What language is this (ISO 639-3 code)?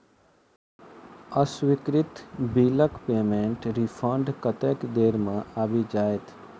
mai